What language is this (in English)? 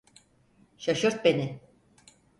Turkish